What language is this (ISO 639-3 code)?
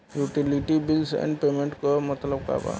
bho